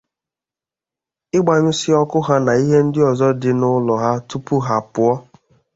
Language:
Igbo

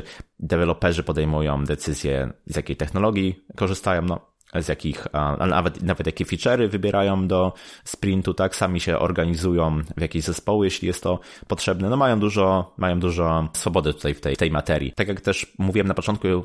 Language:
Polish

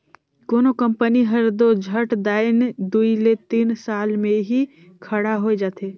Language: Chhattisgarhi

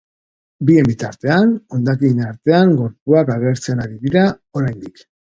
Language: Basque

